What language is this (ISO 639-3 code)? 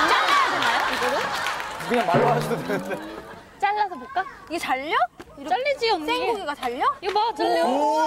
kor